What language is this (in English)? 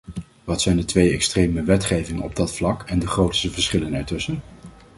Dutch